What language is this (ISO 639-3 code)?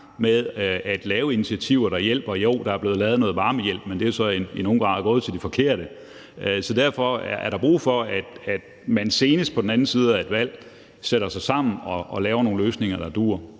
dan